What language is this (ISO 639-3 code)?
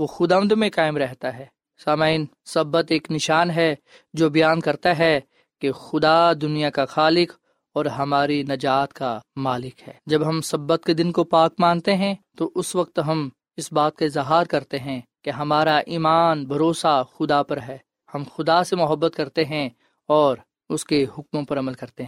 urd